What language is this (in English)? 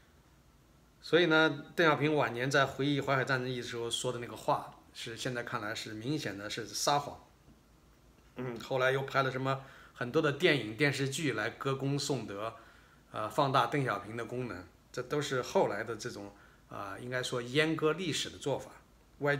Chinese